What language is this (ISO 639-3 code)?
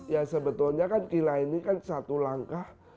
ind